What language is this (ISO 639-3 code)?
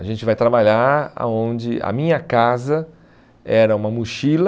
por